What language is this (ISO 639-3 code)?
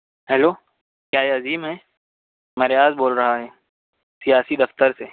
urd